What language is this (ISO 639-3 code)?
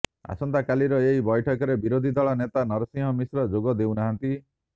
ori